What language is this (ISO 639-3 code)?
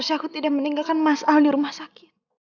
ind